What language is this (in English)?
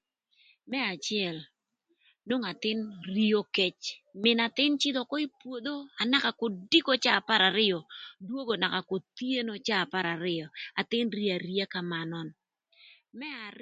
Thur